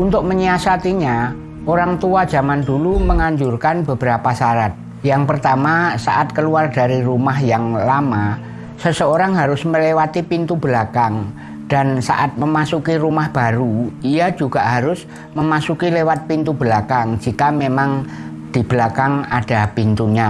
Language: Indonesian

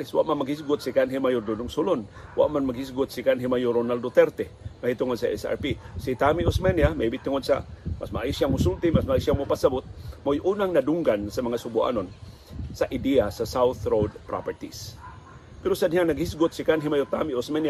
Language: Filipino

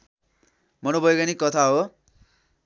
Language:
Nepali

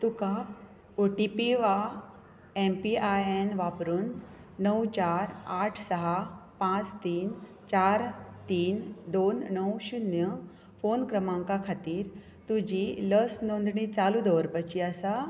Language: Konkani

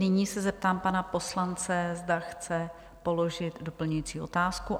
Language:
Czech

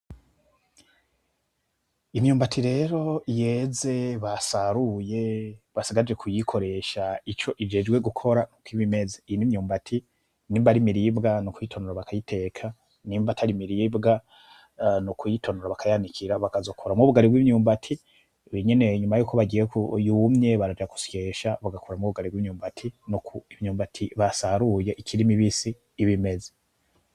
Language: Rundi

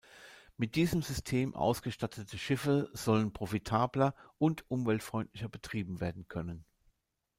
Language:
German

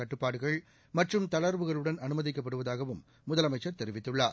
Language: Tamil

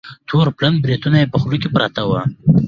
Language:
Pashto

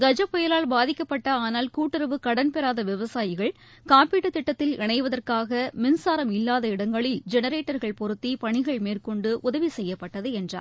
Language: Tamil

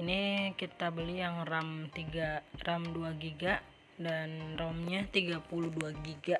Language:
Indonesian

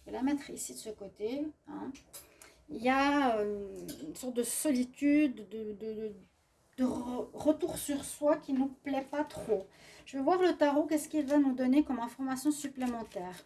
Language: French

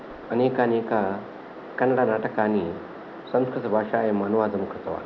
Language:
Sanskrit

